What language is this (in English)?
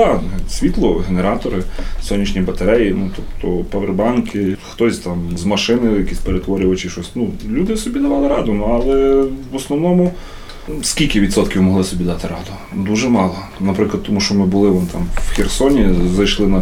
Ukrainian